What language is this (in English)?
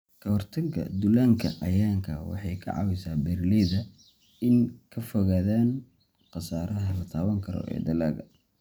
Somali